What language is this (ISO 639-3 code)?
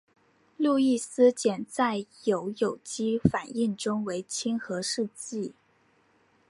zho